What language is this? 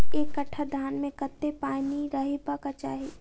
Maithili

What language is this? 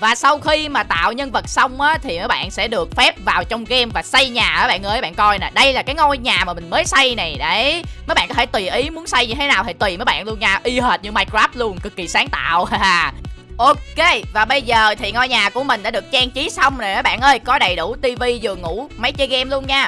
Vietnamese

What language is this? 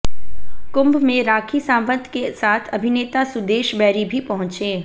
Hindi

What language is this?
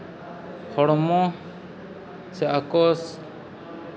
Santali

